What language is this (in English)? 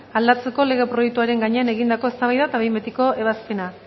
Basque